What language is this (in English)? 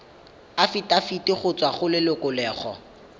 Tswana